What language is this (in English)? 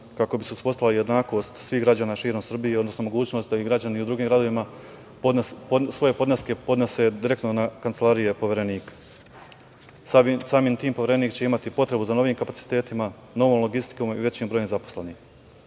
Serbian